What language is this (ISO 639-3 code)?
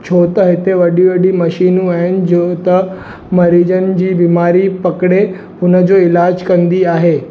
snd